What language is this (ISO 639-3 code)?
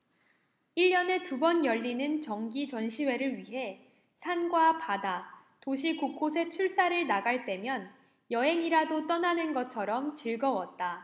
kor